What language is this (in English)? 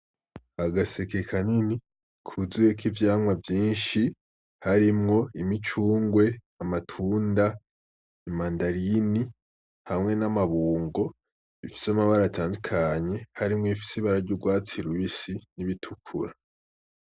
Rundi